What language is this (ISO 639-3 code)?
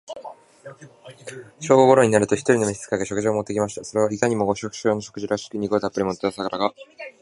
jpn